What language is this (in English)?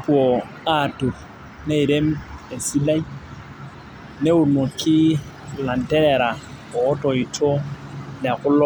Masai